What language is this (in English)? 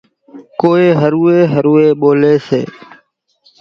Kachi Koli